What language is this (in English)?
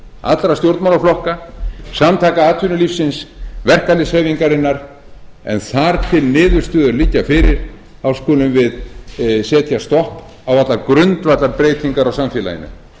Icelandic